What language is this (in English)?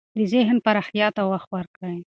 Pashto